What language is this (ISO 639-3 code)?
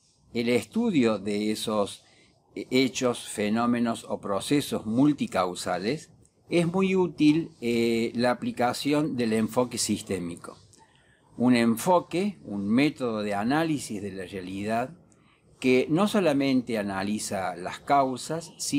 spa